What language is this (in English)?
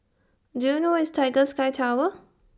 English